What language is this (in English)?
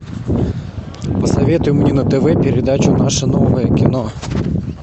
Russian